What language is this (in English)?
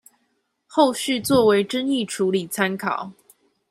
Chinese